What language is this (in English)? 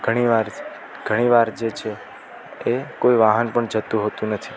Gujarati